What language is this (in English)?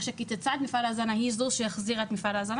Hebrew